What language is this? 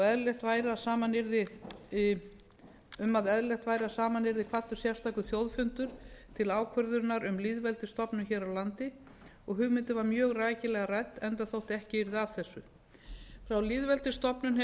Icelandic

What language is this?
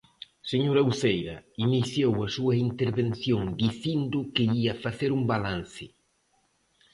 Galician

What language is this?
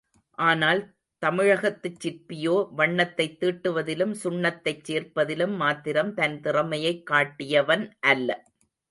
Tamil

